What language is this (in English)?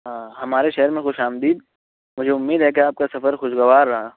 Urdu